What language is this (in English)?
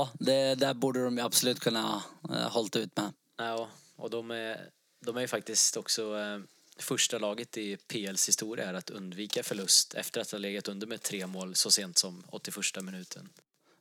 Swedish